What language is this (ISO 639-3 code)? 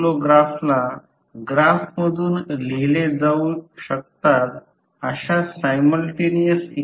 mar